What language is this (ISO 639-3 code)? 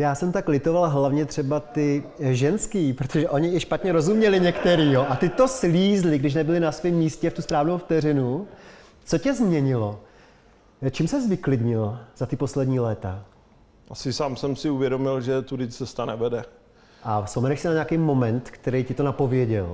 ces